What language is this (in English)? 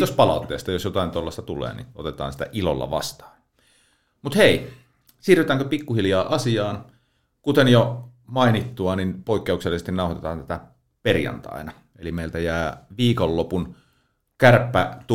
Finnish